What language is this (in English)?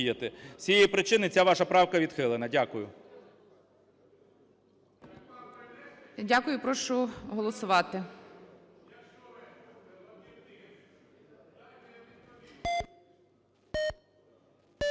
Ukrainian